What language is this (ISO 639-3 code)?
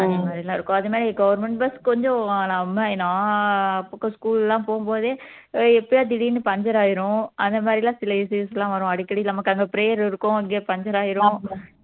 tam